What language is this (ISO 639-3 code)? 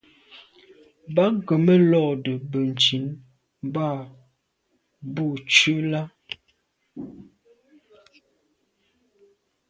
byv